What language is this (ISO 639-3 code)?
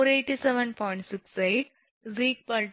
tam